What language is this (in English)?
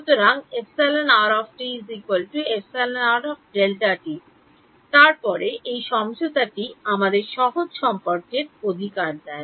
Bangla